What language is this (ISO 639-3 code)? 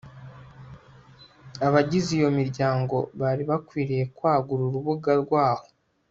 kin